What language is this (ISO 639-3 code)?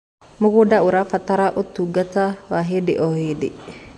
kik